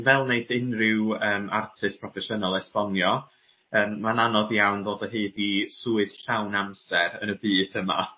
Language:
Welsh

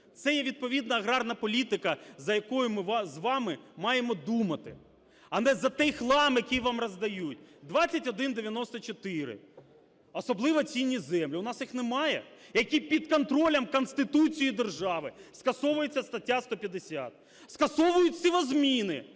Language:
Ukrainian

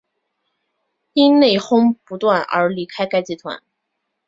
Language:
Chinese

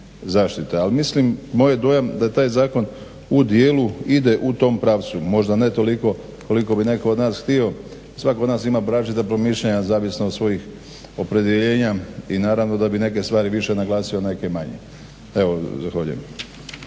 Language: Croatian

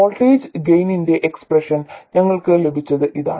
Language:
Malayalam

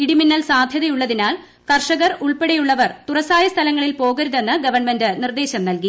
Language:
Malayalam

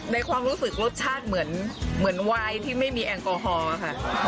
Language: Thai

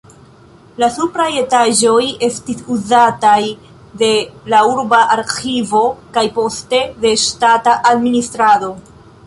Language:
Esperanto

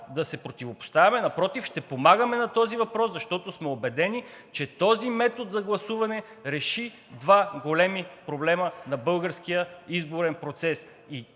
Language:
Bulgarian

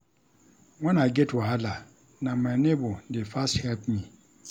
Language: Nigerian Pidgin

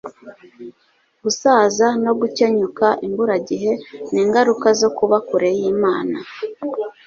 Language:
Kinyarwanda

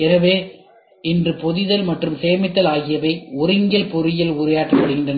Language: Tamil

